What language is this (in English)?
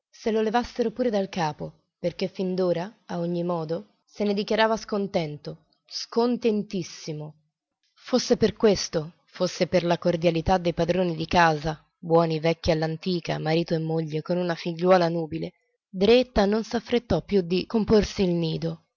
Italian